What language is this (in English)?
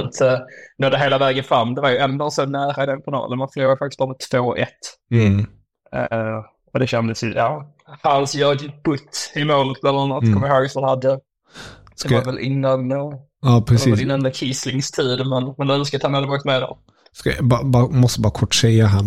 Swedish